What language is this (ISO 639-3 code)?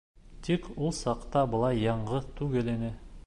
bak